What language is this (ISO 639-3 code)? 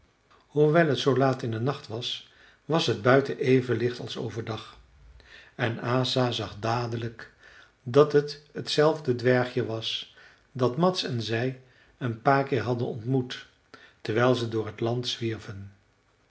nld